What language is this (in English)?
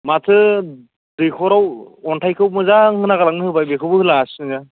Bodo